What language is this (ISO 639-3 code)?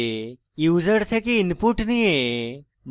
ben